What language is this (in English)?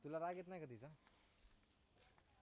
Marathi